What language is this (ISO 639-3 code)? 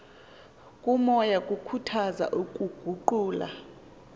xho